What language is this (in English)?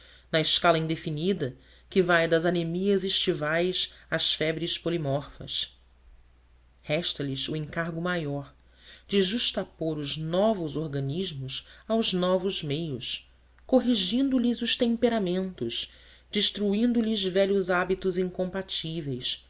Portuguese